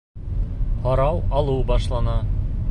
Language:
Bashkir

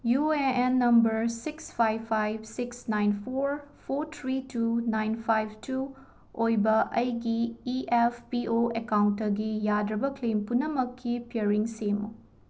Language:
Manipuri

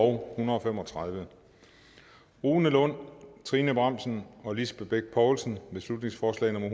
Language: Danish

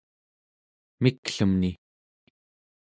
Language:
Central Yupik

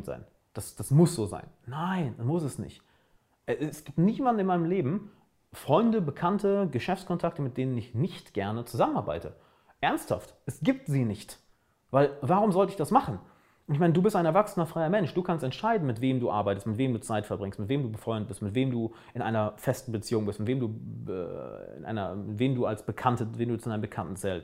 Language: German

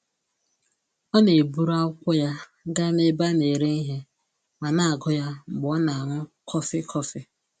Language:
Igbo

